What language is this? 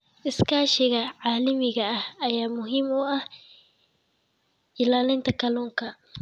Somali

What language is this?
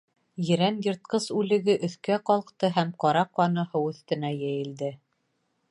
Bashkir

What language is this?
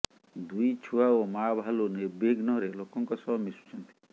Odia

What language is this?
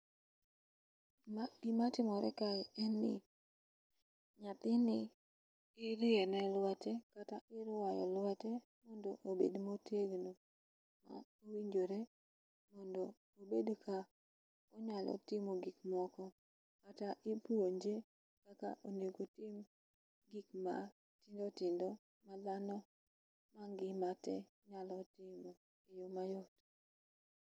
Luo (Kenya and Tanzania)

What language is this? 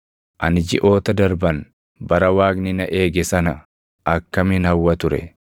Oromo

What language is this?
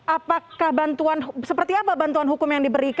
Indonesian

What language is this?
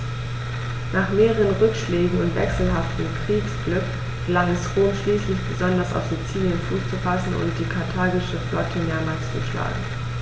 German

